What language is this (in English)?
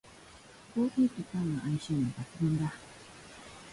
Japanese